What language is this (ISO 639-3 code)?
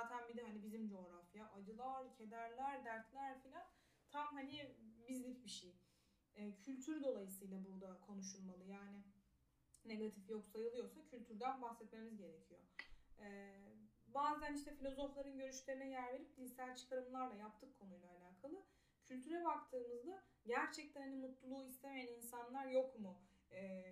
tur